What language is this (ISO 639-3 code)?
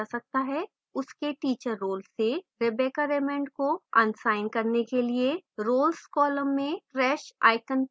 hin